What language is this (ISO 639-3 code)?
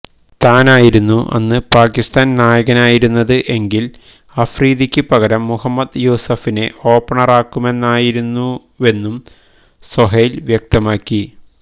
mal